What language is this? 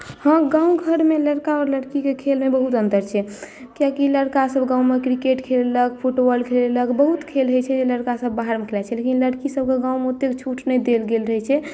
Maithili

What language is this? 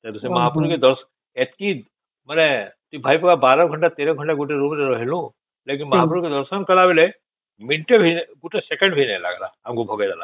Odia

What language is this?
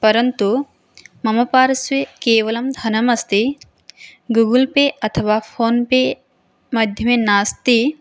Sanskrit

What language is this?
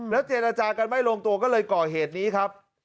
Thai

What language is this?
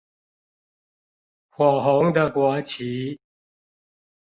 Chinese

